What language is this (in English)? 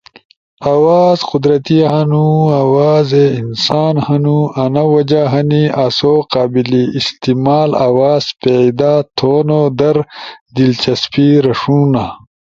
Ushojo